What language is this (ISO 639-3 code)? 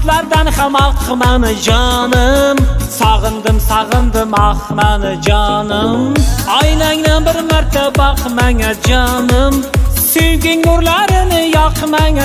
nld